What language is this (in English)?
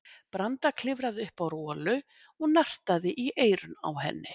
Icelandic